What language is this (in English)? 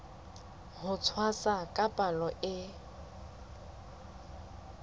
Southern Sotho